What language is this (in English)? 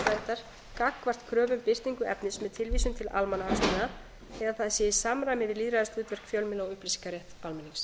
Icelandic